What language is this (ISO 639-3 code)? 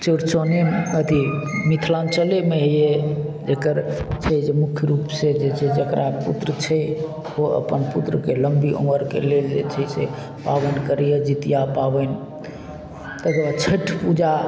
mai